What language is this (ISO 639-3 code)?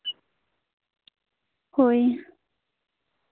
sat